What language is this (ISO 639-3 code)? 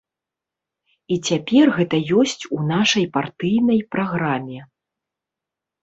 bel